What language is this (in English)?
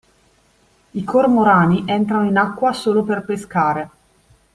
Italian